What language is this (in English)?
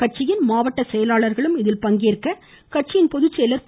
Tamil